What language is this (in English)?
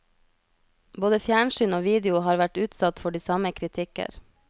Norwegian